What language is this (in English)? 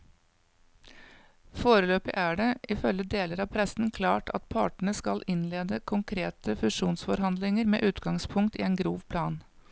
Norwegian